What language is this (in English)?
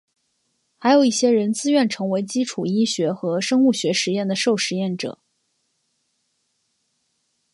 Chinese